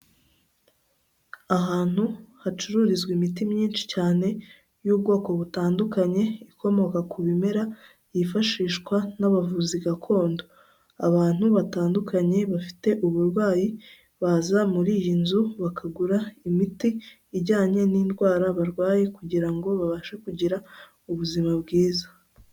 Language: Kinyarwanda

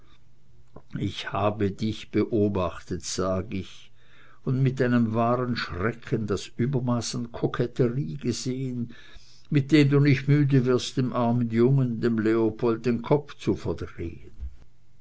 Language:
German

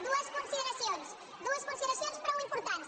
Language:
Catalan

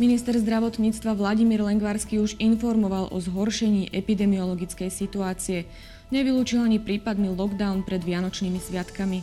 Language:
Slovak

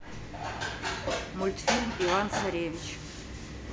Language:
Russian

